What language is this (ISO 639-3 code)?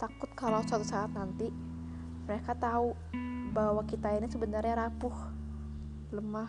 ind